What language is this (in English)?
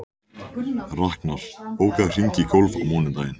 Icelandic